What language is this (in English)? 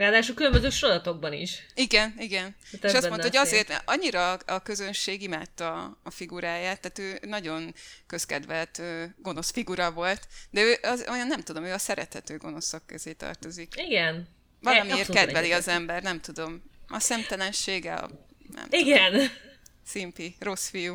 Hungarian